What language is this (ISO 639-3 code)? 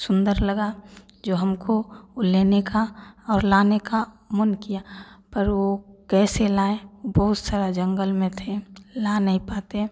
hin